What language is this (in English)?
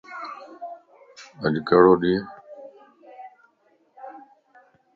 Lasi